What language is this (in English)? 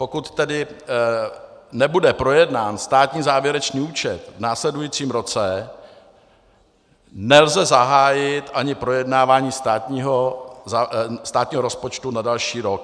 Czech